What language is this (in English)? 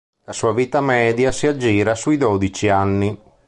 Italian